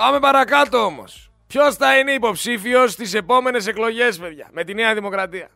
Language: Greek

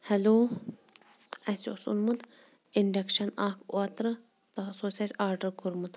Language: Kashmiri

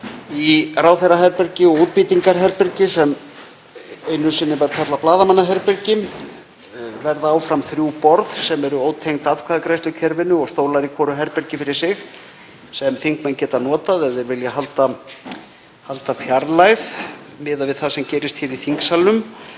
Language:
Icelandic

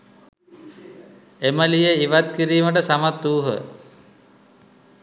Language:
Sinhala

